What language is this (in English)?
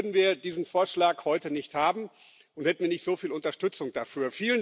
German